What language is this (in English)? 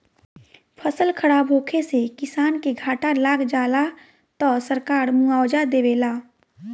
Bhojpuri